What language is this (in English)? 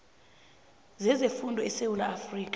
South Ndebele